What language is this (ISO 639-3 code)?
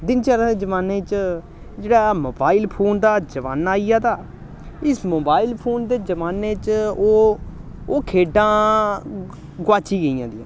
doi